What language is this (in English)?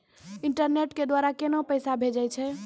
Maithili